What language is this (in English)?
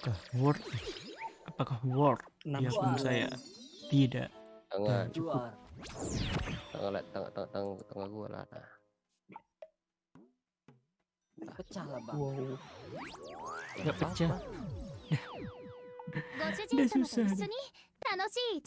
Indonesian